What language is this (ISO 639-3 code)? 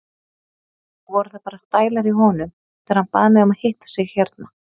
isl